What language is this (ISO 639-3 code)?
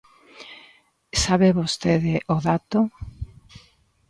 glg